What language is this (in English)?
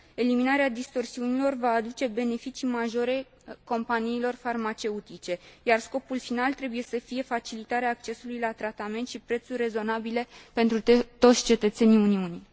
Romanian